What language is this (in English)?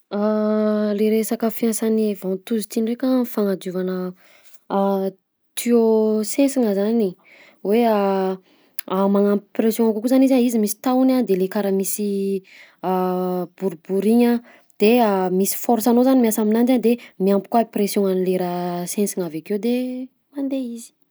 Southern Betsimisaraka Malagasy